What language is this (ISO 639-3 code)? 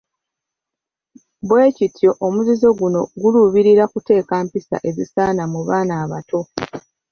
lug